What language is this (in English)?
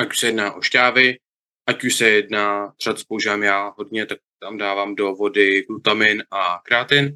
Czech